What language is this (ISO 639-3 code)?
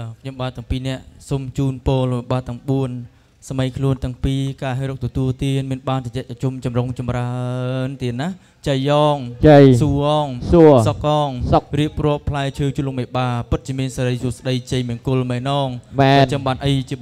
tha